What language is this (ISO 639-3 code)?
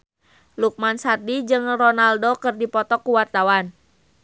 sun